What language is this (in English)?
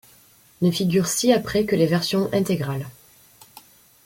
French